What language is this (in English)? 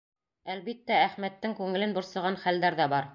Bashkir